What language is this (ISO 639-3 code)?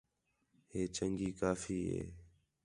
xhe